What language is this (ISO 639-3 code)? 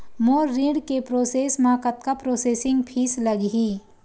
hne